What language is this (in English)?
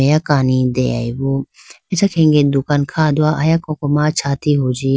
Idu-Mishmi